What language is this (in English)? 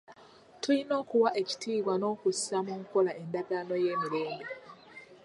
Ganda